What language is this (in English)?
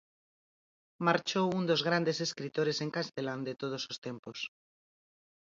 Galician